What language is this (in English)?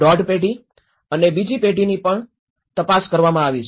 Gujarati